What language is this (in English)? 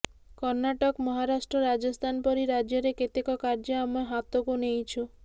Odia